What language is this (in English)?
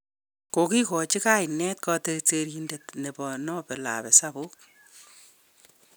Kalenjin